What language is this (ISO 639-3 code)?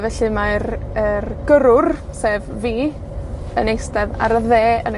cym